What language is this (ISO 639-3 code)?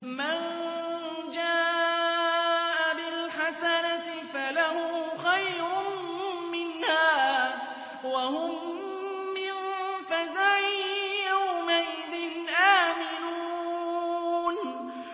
ara